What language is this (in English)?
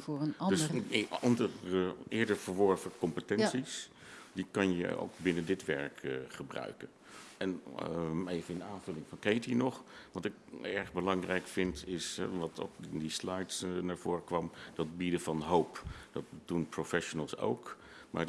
Dutch